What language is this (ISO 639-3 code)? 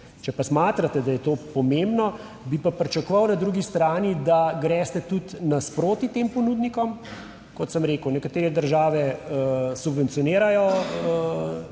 slv